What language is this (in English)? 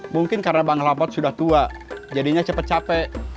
Indonesian